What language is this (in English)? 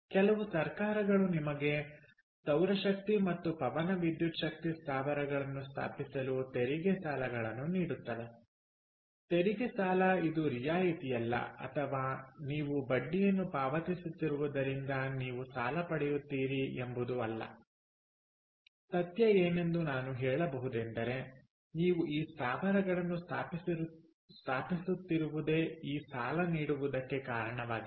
Kannada